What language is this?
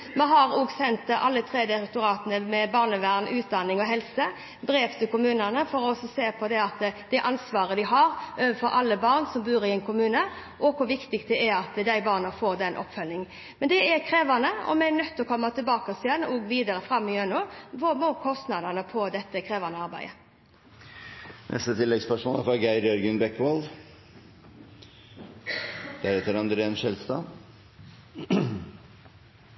Norwegian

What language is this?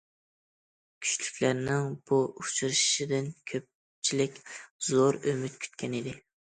Uyghur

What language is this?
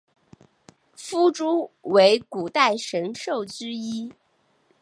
Chinese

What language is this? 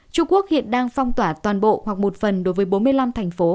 Vietnamese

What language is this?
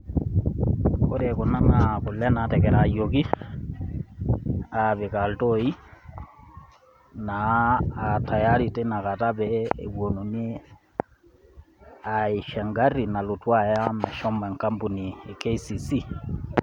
Masai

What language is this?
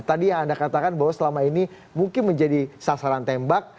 Indonesian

